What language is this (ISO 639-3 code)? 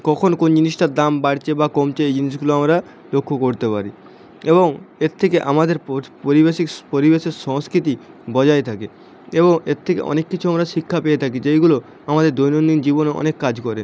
ben